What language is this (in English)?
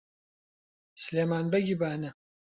Central Kurdish